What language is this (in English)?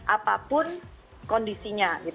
Indonesian